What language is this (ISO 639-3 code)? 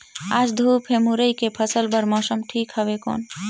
hne